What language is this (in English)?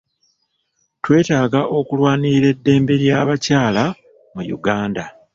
Ganda